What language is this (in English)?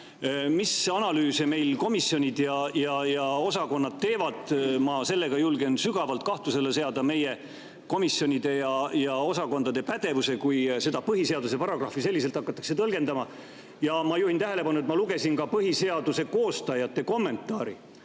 Estonian